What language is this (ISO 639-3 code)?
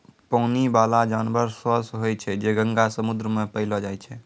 mai